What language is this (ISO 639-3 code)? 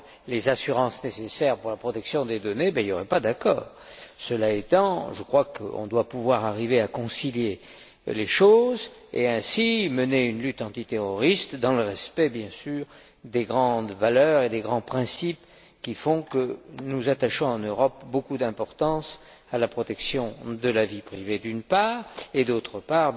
fra